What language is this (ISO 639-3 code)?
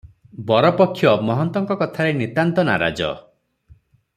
ori